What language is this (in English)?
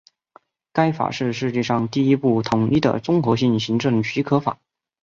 Chinese